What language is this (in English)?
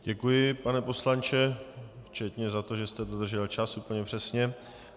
Czech